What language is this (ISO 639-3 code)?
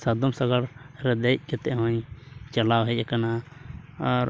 sat